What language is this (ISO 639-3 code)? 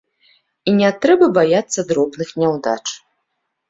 bel